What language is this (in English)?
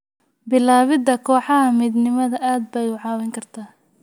Somali